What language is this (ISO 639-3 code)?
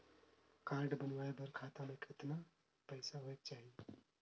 hne